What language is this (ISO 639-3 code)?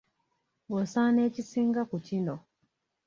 lug